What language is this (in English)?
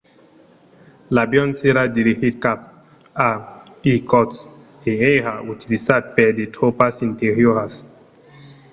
Occitan